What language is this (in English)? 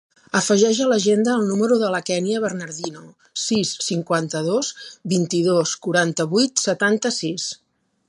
Catalan